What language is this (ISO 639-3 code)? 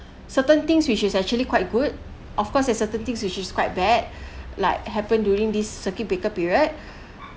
eng